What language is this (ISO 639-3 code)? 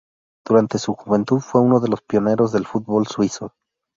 spa